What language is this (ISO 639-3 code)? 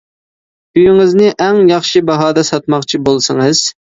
uig